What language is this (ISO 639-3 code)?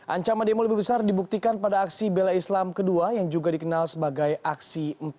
ind